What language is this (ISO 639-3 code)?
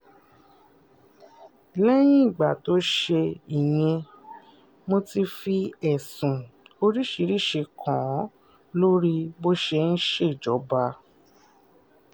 yor